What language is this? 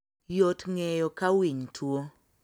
Luo (Kenya and Tanzania)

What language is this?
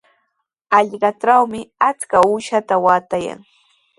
Sihuas Ancash Quechua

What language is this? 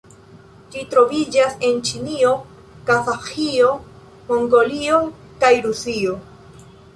Esperanto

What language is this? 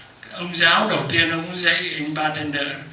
Vietnamese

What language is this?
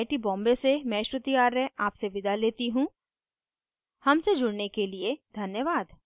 Hindi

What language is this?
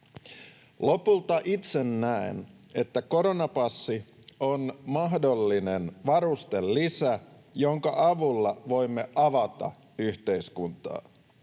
Finnish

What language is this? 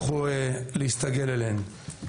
Hebrew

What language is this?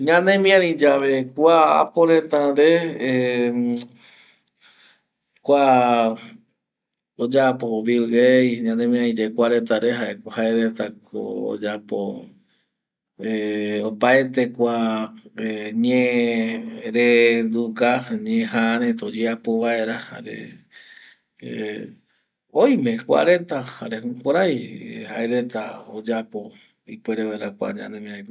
Eastern Bolivian Guaraní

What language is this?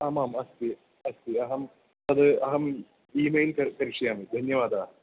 Sanskrit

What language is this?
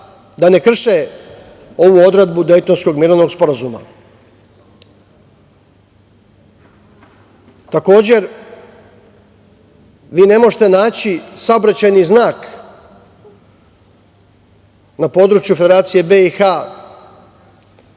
Serbian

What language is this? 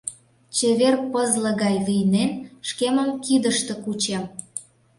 Mari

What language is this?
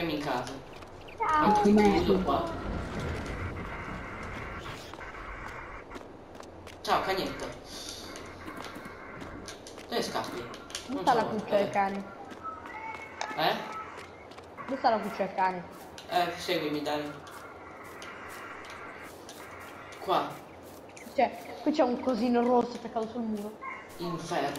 Italian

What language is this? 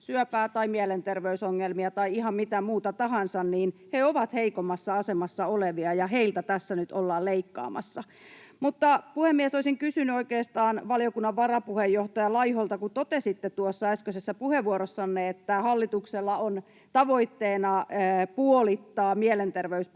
Finnish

